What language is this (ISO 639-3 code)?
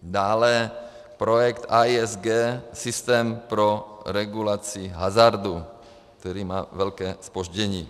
ces